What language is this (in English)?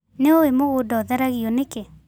Kikuyu